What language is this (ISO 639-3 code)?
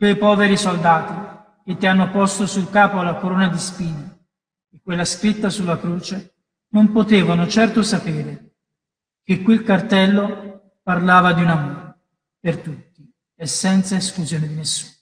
ita